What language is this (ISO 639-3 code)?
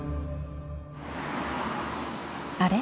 jpn